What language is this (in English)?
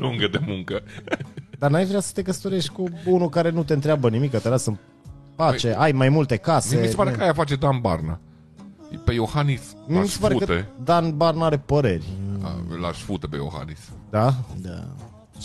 Romanian